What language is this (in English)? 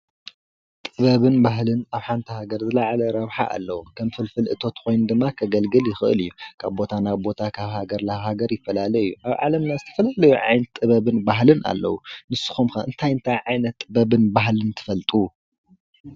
Tigrinya